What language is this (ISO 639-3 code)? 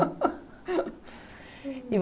por